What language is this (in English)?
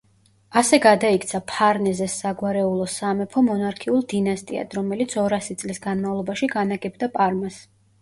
Georgian